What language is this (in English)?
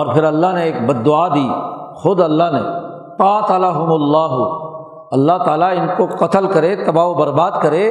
Urdu